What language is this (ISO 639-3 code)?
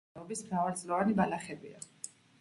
kat